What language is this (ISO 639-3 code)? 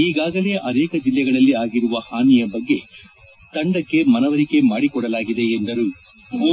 kan